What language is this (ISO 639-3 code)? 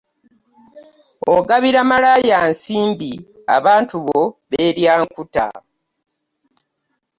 lug